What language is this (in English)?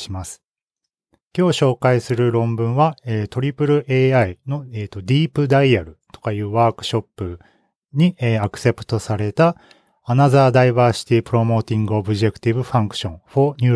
Japanese